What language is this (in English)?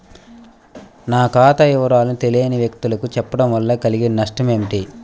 Telugu